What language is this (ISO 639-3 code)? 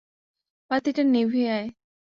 ben